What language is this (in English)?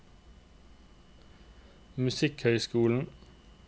Norwegian